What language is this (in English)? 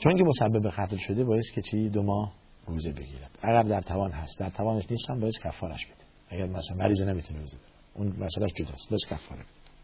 Persian